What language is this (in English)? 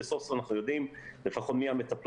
Hebrew